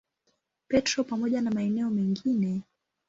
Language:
Swahili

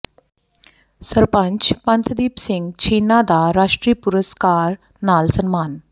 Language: Punjabi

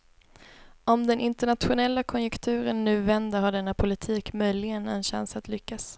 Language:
Swedish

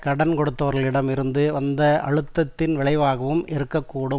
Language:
Tamil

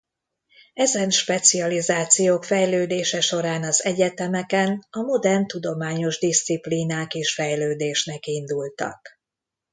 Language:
Hungarian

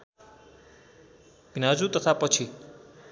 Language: Nepali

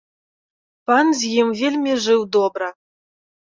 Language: Belarusian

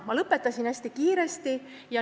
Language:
Estonian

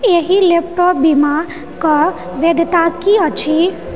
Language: Maithili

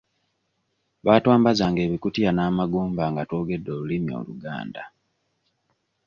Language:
Ganda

